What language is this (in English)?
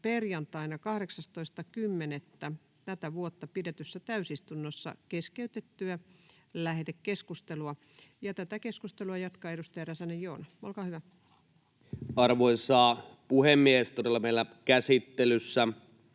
Finnish